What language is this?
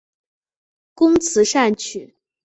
Chinese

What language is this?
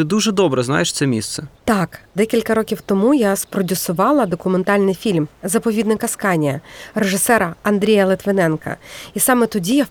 Ukrainian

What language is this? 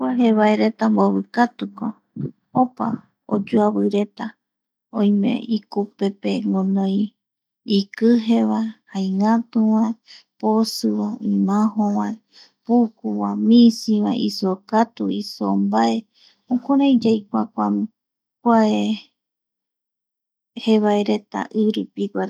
Eastern Bolivian Guaraní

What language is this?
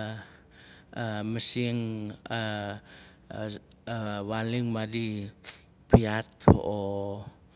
Nalik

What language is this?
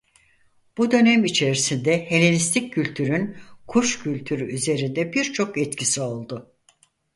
Turkish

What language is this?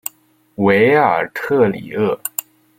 Chinese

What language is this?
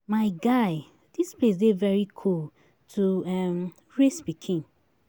Nigerian Pidgin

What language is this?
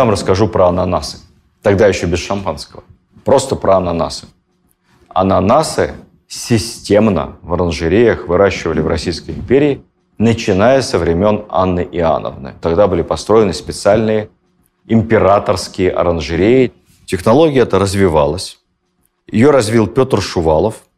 Russian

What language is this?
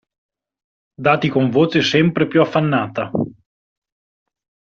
Italian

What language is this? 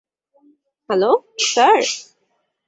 Bangla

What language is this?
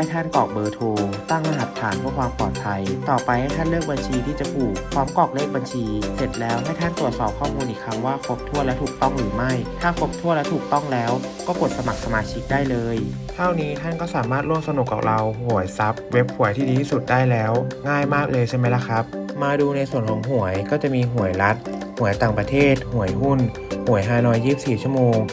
Thai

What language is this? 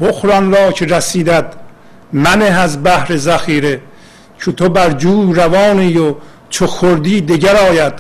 Persian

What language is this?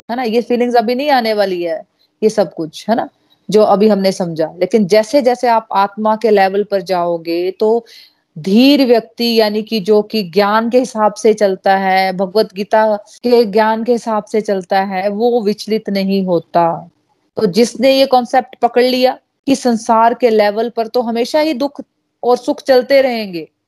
Hindi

